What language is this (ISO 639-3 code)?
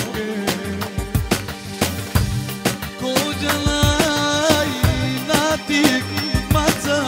ara